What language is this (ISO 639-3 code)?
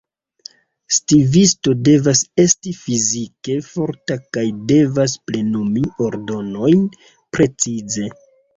epo